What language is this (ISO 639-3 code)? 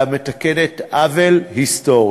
heb